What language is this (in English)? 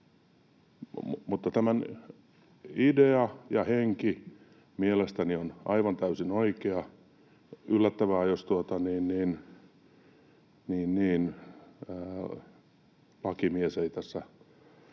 Finnish